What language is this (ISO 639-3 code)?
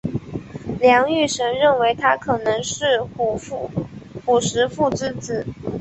zho